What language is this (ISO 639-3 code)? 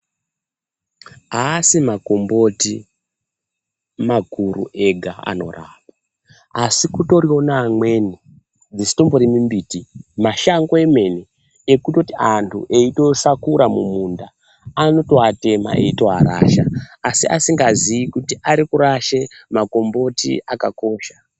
ndc